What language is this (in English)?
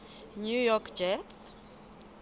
Southern Sotho